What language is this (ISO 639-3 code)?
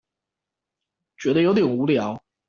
zho